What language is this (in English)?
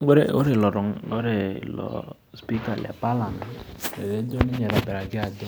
Masai